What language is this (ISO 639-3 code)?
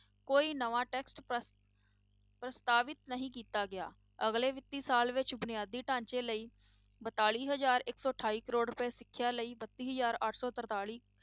pan